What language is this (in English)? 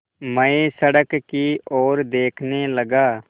Hindi